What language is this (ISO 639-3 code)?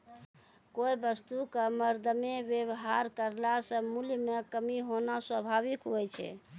mai